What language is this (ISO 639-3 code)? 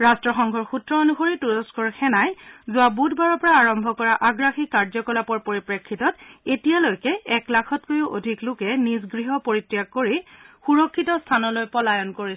asm